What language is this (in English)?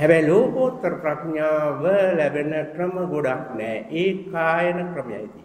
Indonesian